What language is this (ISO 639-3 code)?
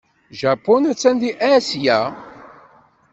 kab